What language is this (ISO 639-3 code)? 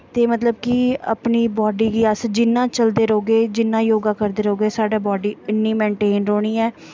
doi